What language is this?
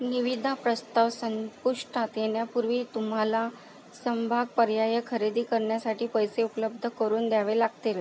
Marathi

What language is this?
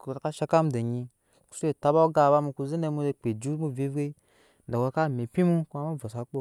Nyankpa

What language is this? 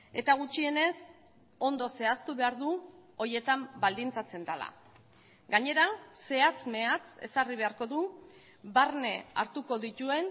Basque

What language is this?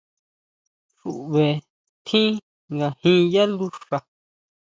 Huautla Mazatec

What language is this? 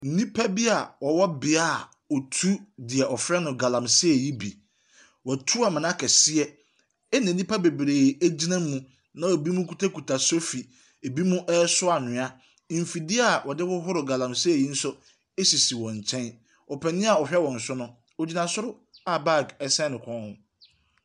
Akan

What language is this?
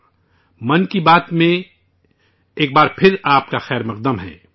Urdu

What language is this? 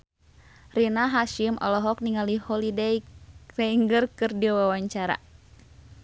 Sundanese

